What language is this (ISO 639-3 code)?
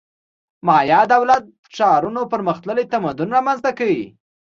pus